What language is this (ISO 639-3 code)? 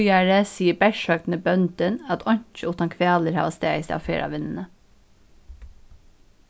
fao